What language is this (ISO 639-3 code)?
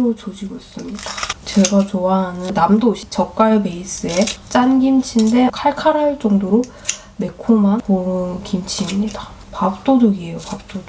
kor